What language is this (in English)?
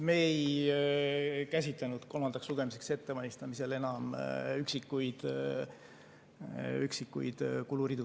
Estonian